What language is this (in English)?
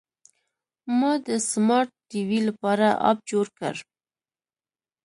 Pashto